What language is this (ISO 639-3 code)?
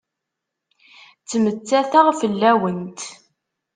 kab